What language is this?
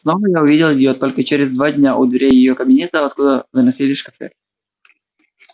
Russian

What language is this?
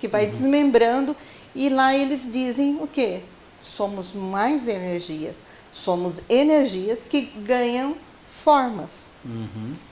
Portuguese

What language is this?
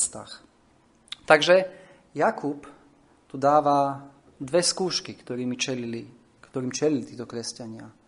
Slovak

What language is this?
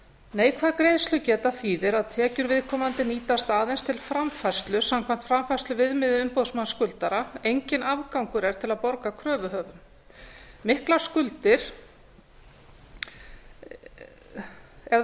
Icelandic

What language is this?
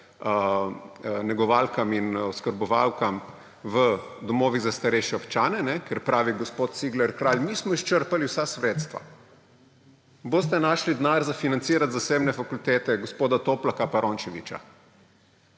Slovenian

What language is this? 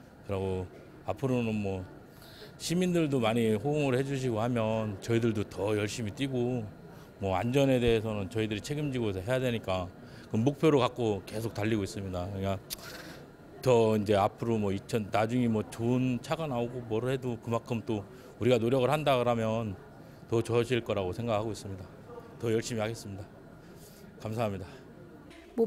Korean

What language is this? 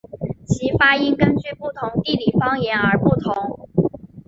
Chinese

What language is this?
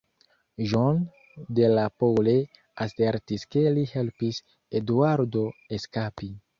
Esperanto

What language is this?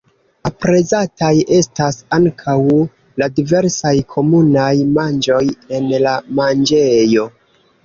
Esperanto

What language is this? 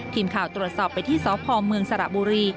Thai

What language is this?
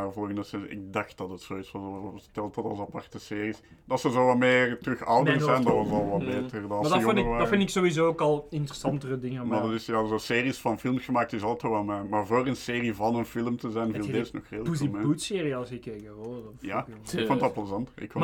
Dutch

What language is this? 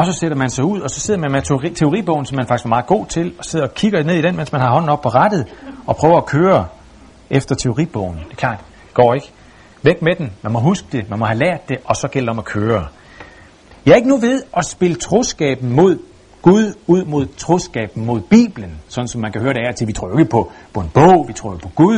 Danish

